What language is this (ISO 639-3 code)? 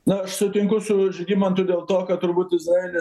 lit